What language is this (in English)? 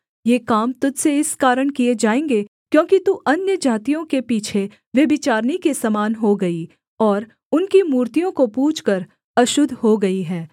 Hindi